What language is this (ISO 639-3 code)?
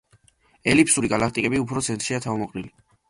kat